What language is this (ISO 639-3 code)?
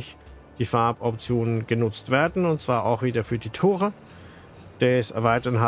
deu